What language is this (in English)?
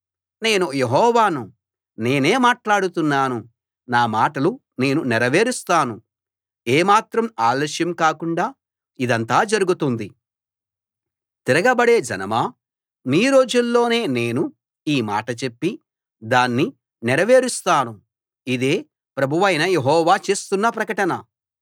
Telugu